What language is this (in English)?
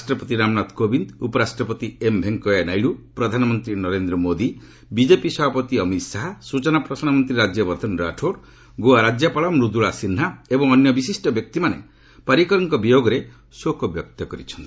Odia